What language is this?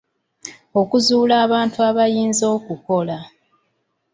Ganda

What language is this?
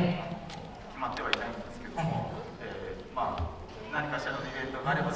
Japanese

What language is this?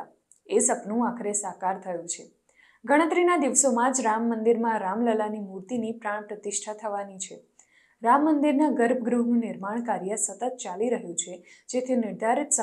Gujarati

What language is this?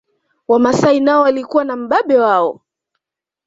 Swahili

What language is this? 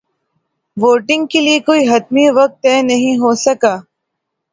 Urdu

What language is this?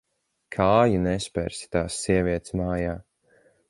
Latvian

